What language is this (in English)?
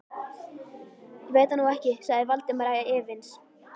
Icelandic